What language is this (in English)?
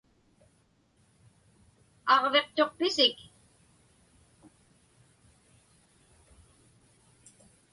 Inupiaq